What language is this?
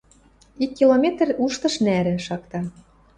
Western Mari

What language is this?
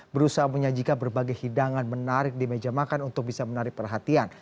Indonesian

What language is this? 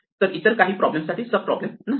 Marathi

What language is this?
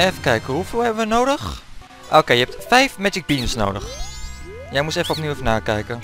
Dutch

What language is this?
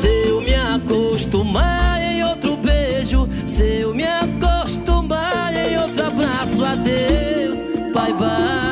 Portuguese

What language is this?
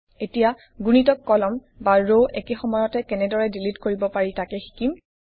Assamese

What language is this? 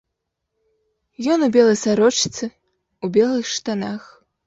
Belarusian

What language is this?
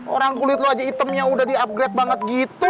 Indonesian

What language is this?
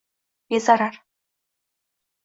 Uzbek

